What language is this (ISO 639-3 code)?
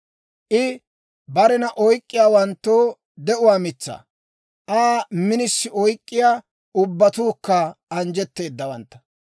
dwr